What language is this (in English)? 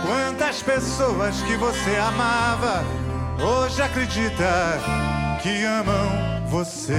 Portuguese